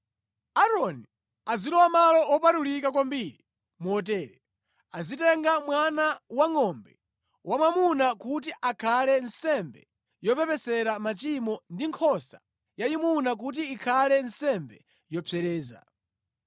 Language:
Nyanja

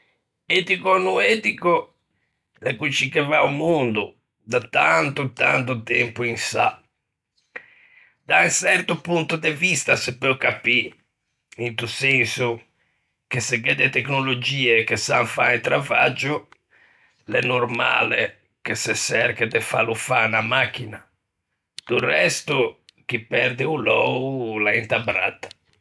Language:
Ligurian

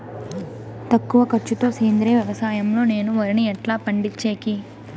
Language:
Telugu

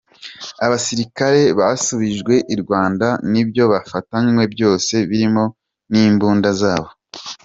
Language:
Kinyarwanda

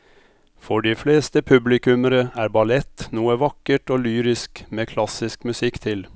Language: Norwegian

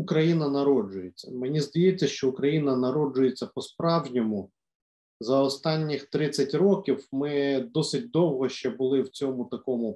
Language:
Ukrainian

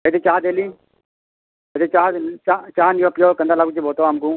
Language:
Odia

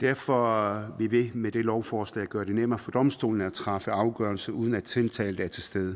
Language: Danish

